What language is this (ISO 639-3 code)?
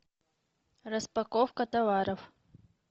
rus